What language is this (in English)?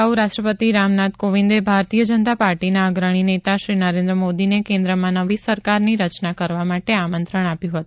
Gujarati